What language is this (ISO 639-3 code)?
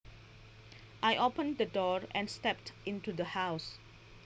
jav